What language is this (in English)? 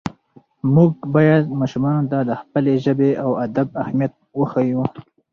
Pashto